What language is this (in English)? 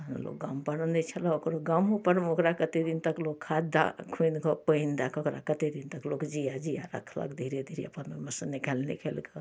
Maithili